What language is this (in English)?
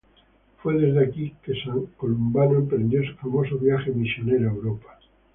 Spanish